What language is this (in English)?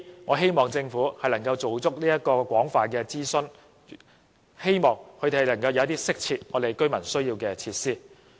Cantonese